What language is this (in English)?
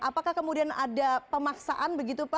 Indonesian